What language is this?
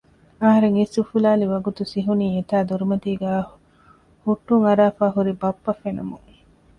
Divehi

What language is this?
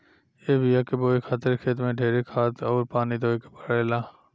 Bhojpuri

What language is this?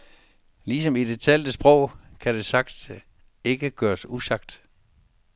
Danish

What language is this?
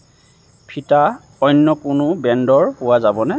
Assamese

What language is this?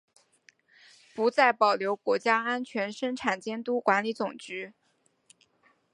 Chinese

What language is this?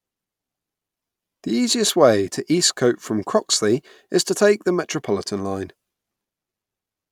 English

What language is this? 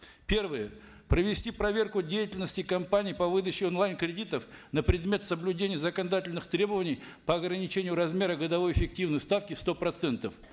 Kazakh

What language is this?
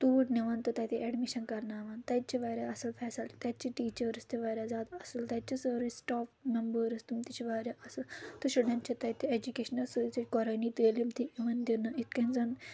Kashmiri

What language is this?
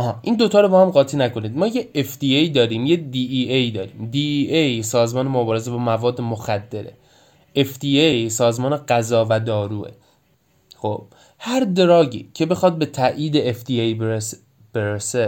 Persian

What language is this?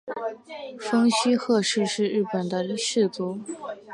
Chinese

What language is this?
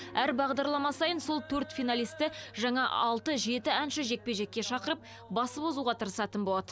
Kazakh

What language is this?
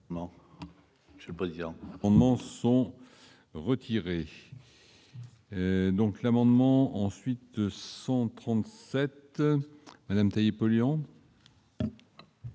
French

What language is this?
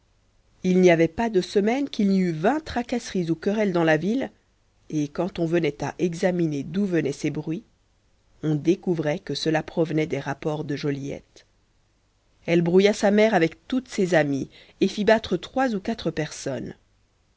French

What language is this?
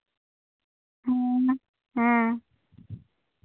Santali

